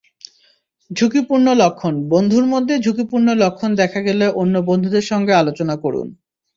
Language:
Bangla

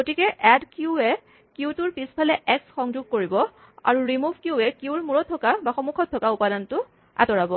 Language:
Assamese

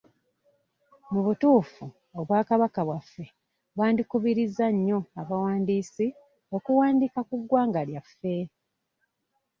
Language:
Ganda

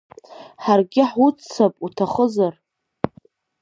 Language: Abkhazian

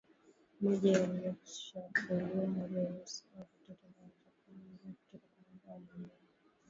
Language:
Swahili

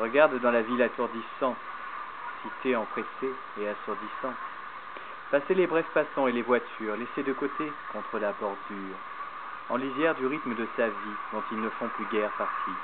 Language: French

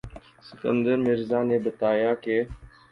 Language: Urdu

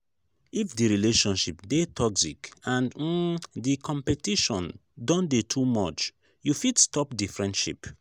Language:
Nigerian Pidgin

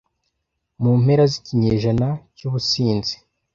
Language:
Kinyarwanda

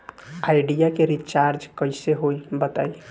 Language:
Bhojpuri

